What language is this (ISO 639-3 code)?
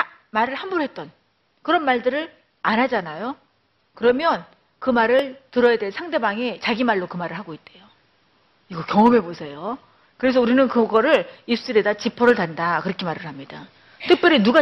kor